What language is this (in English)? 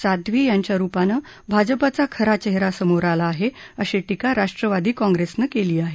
Marathi